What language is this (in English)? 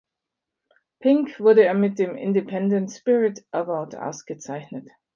German